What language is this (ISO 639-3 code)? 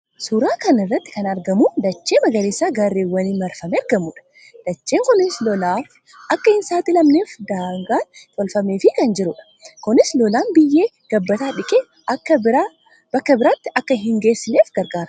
orm